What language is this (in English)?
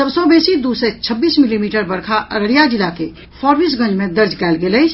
Maithili